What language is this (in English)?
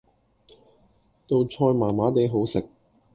Cantonese